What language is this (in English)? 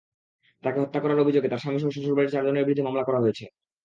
Bangla